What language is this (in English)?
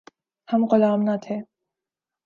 Urdu